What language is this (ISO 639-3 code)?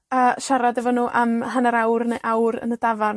cym